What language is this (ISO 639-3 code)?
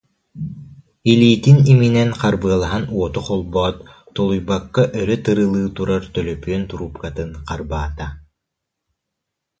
sah